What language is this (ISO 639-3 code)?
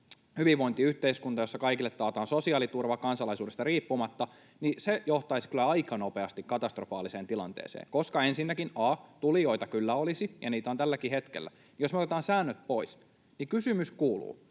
fin